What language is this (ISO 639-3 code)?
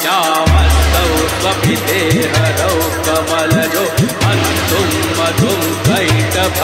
hin